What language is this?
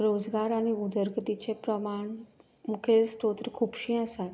Konkani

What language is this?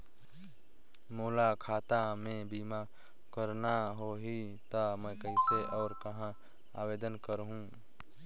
Chhattisgarhi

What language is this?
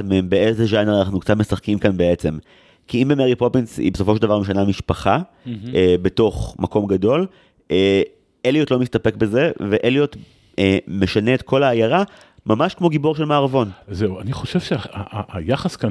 Hebrew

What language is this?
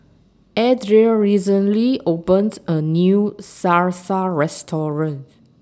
English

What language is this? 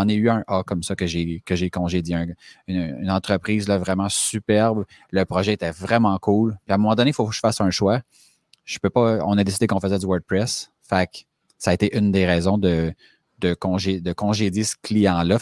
French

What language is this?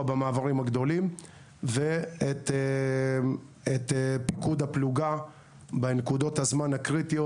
Hebrew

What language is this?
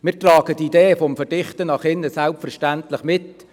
Swiss German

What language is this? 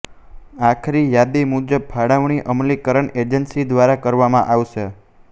Gujarati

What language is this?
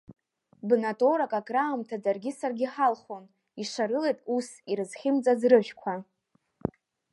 Abkhazian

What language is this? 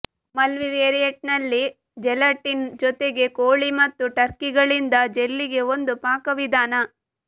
Kannada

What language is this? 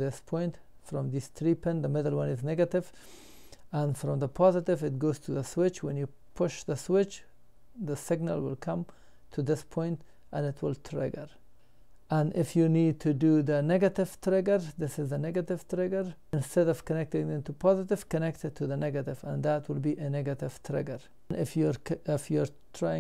English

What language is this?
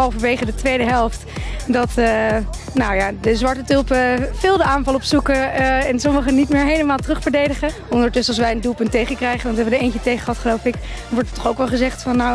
Dutch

